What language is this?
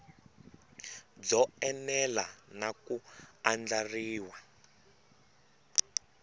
Tsonga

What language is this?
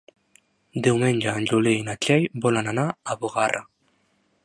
Catalan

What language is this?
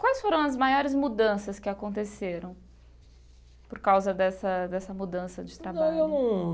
Portuguese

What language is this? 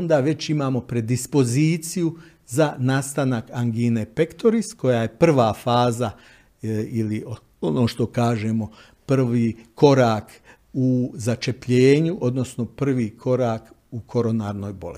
Croatian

